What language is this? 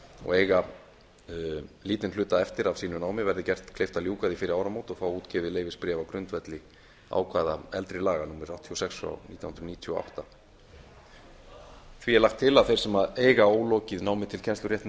Icelandic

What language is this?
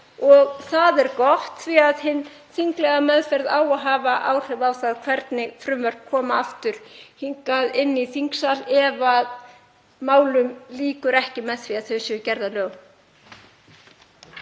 Icelandic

